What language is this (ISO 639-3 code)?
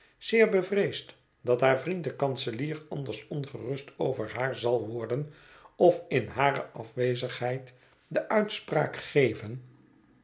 nld